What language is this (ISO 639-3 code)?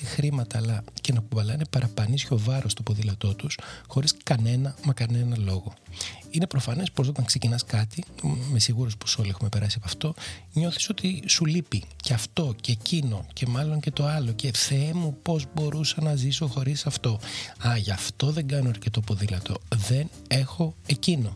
ell